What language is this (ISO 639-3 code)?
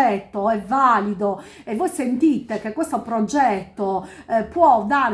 ita